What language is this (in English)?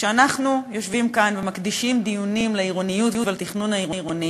Hebrew